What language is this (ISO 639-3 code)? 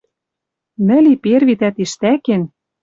mrj